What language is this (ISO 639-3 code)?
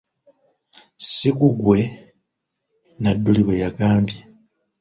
lug